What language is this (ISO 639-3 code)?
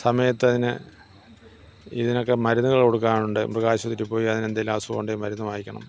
mal